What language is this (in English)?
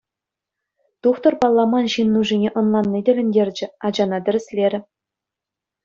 Chuvash